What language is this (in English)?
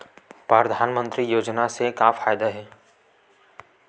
Chhattisgarhi